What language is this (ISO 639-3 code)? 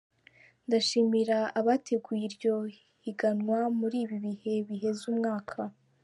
kin